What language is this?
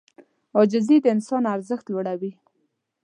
Pashto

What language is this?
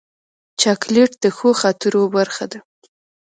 Pashto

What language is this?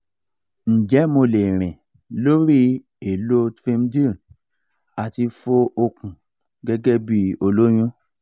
Yoruba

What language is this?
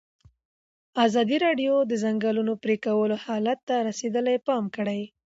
Pashto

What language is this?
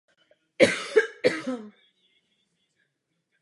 Czech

